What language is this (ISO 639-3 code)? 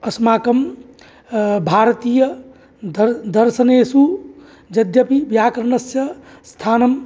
san